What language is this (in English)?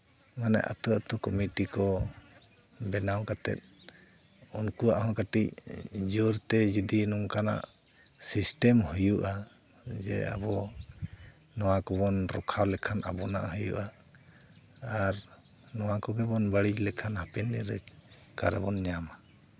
Santali